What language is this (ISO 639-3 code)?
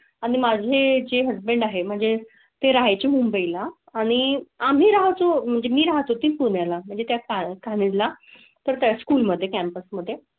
mar